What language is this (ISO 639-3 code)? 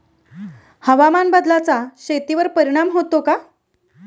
mar